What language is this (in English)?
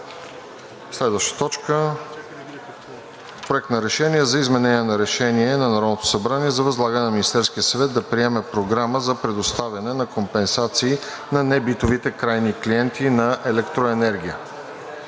Bulgarian